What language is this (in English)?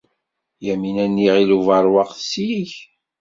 Kabyle